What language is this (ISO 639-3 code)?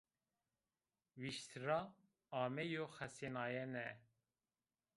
zza